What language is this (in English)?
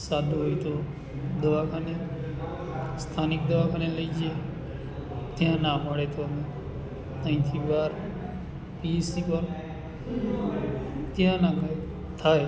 Gujarati